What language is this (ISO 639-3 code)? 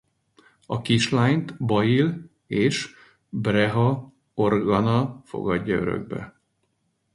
hun